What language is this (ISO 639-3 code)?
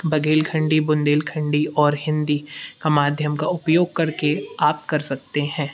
hin